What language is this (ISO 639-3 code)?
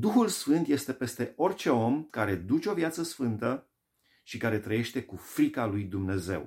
ron